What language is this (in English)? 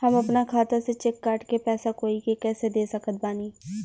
Bhojpuri